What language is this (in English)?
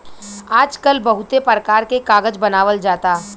Bhojpuri